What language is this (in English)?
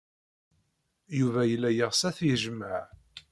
Kabyle